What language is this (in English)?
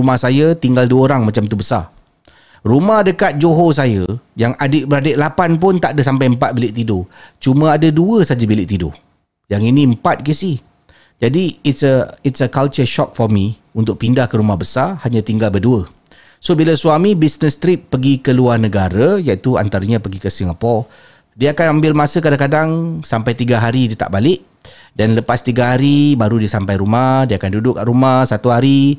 Malay